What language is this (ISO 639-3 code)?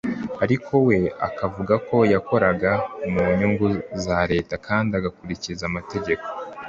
kin